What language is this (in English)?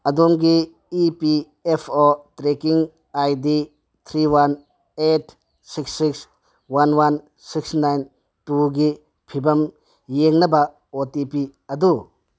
Manipuri